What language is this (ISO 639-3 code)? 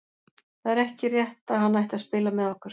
isl